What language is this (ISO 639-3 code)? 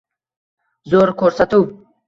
uzb